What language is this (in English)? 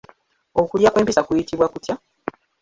Ganda